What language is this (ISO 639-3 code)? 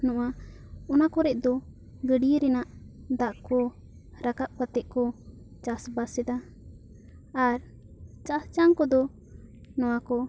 sat